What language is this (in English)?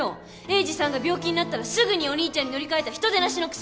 Japanese